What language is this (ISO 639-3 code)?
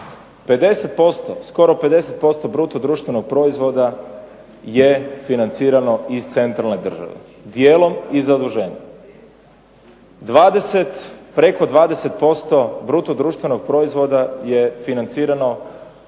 hrv